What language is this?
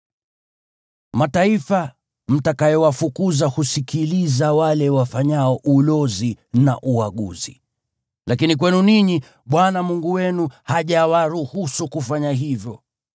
Swahili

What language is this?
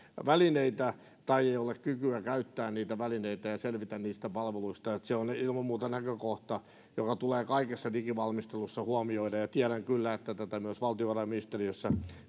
Finnish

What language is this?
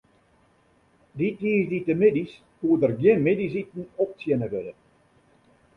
Western Frisian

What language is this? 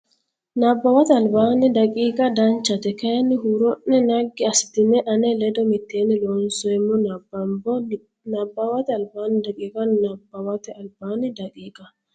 Sidamo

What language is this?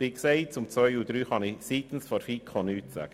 Swiss German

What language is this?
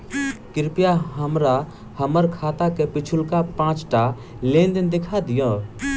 Maithili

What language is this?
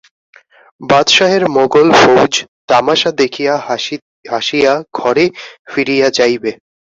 Bangla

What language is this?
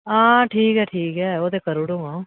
Dogri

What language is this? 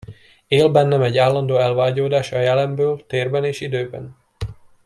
Hungarian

